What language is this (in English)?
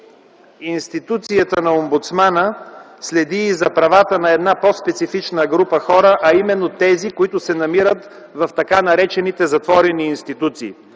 Bulgarian